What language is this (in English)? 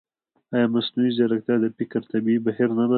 Pashto